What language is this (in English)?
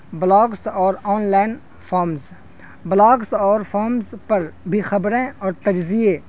Urdu